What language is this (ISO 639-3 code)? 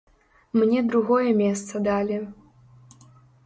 bel